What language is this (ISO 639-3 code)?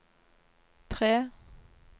nor